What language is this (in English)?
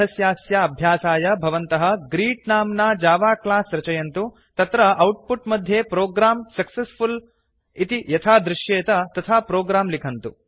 Sanskrit